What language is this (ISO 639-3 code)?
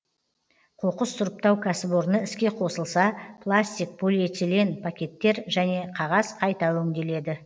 kaz